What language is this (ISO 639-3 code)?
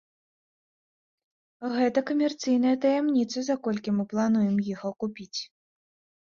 bel